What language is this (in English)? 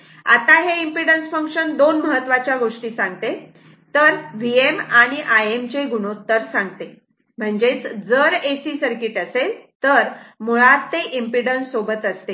Marathi